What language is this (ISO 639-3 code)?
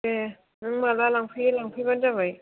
brx